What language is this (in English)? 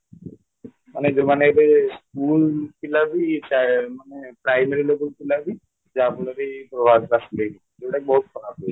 Odia